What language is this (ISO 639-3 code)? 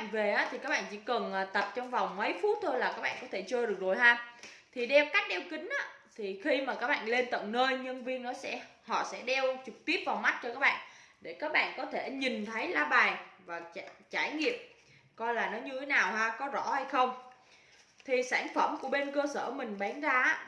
vie